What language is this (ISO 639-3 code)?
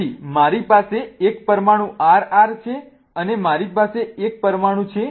guj